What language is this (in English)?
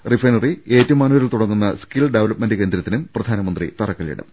Malayalam